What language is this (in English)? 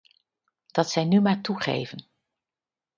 Dutch